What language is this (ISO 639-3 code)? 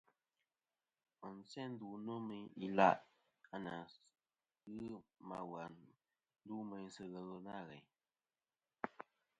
bkm